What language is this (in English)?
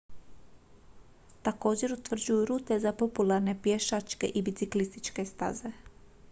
Croatian